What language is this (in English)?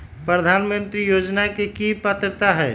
Magahi